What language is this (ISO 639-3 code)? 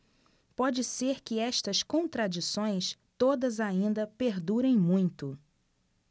por